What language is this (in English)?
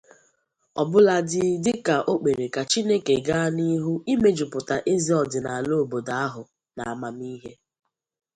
Igbo